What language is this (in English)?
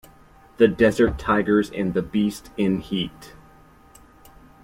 English